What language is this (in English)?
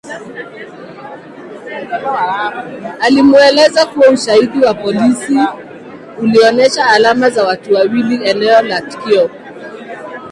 Swahili